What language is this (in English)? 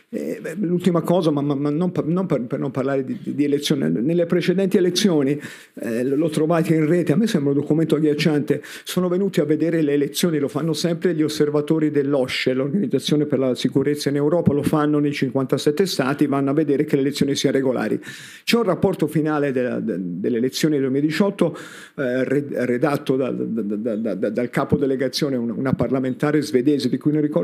Italian